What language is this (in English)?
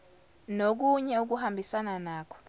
Zulu